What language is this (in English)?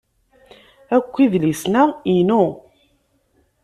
Kabyle